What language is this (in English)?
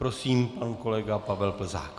Czech